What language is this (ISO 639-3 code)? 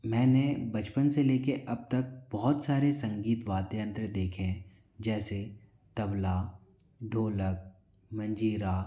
hin